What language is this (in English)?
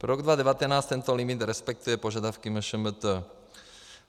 Czech